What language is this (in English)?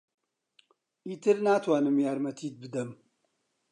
Central Kurdish